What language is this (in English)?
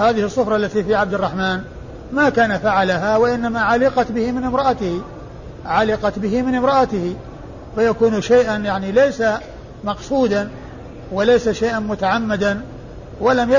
Arabic